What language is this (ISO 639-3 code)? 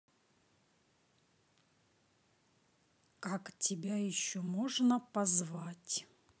rus